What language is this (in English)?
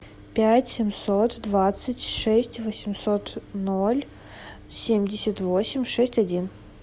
Russian